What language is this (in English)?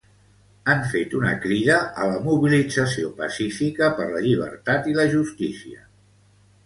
Catalan